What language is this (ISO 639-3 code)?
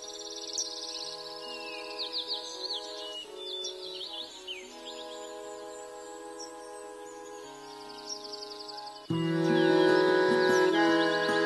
hin